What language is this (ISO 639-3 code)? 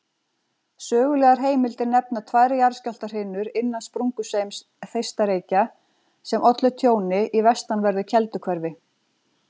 isl